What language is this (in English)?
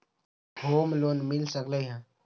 Magahi